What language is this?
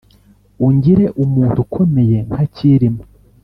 Kinyarwanda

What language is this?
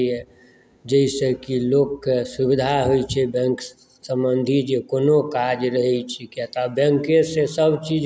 Maithili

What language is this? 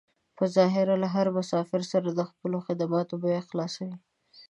Pashto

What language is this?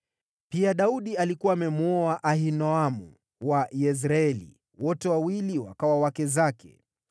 Swahili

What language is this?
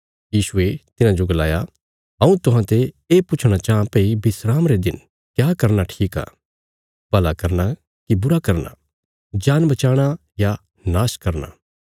Bilaspuri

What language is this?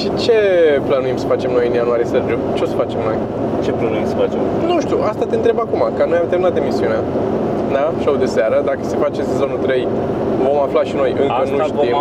Romanian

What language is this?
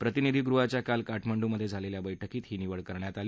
Marathi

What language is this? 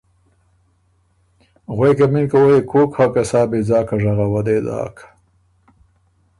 Ormuri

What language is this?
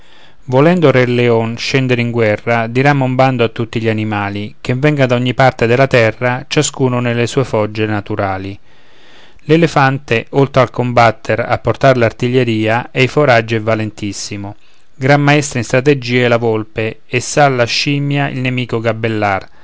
Italian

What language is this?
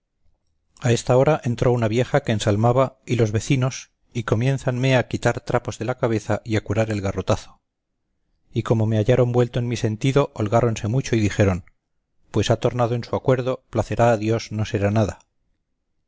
Spanish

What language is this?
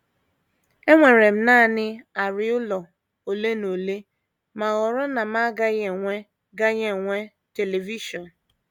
Igbo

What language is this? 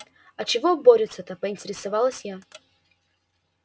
Russian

